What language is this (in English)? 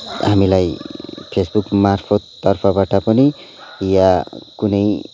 Nepali